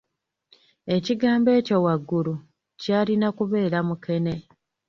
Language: Ganda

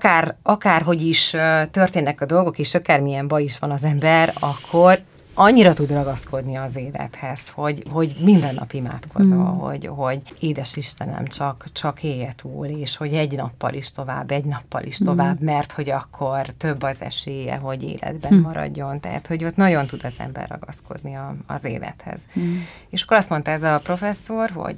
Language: Hungarian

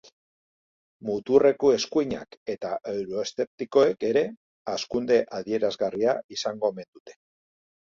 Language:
Basque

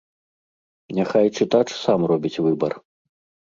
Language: Belarusian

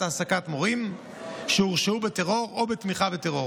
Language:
Hebrew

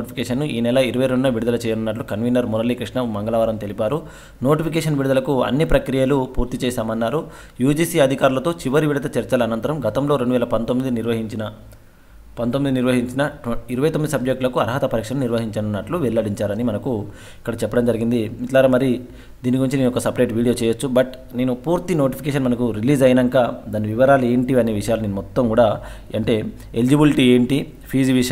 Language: Indonesian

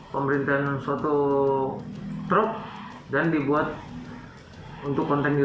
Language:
Indonesian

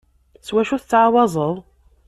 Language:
Kabyle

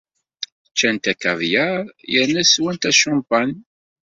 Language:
Kabyle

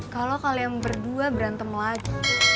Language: Indonesian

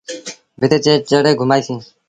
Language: Sindhi Bhil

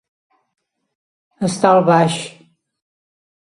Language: Catalan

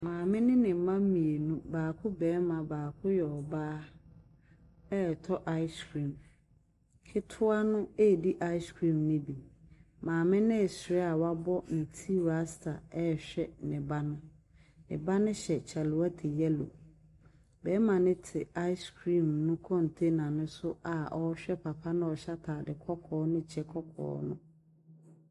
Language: Akan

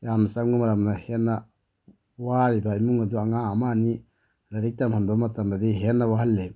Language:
Manipuri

